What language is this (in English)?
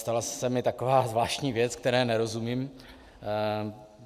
Czech